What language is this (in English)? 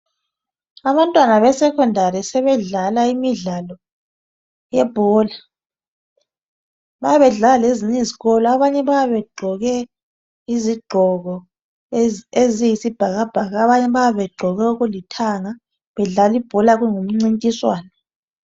North Ndebele